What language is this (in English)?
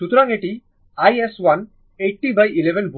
Bangla